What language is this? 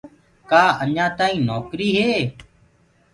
Gurgula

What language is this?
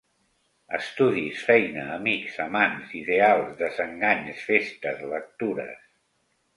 Catalan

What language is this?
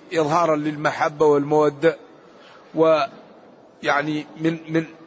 Arabic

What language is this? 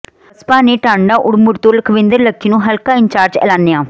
Punjabi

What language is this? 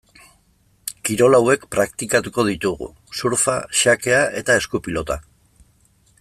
Basque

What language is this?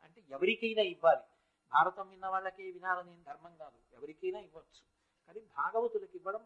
Telugu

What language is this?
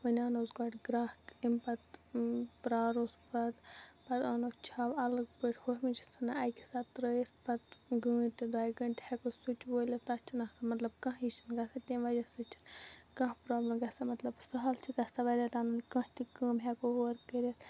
Kashmiri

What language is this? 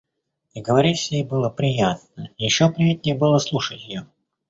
Russian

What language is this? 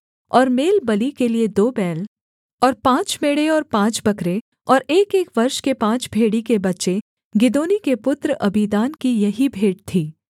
Hindi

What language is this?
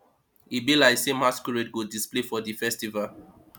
Nigerian Pidgin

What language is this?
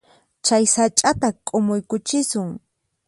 Puno Quechua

